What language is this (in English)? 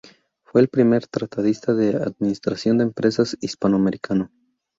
Spanish